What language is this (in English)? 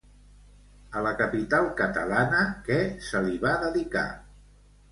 Catalan